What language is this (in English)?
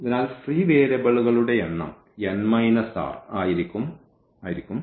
Malayalam